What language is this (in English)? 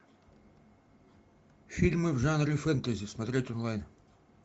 Russian